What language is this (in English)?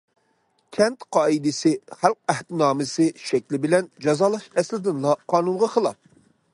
Uyghur